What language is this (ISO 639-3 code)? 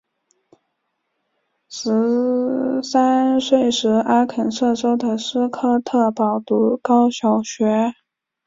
zho